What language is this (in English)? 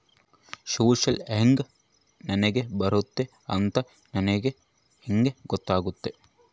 Kannada